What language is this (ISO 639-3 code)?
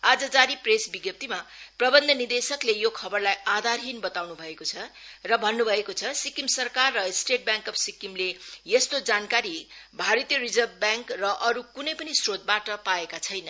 nep